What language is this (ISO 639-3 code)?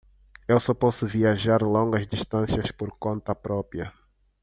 por